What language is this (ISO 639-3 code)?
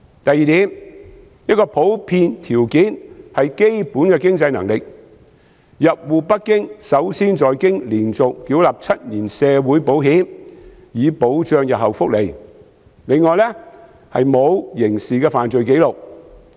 yue